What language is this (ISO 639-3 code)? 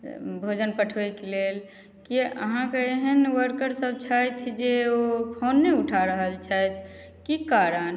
mai